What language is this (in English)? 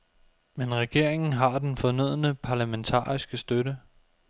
Danish